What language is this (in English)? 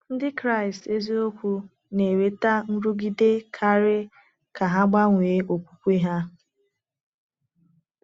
Igbo